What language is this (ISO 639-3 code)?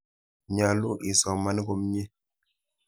kln